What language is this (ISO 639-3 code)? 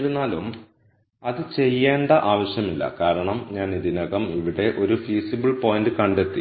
mal